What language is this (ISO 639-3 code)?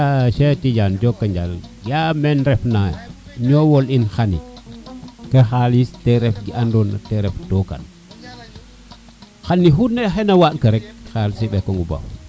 srr